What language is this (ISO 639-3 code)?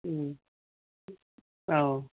mni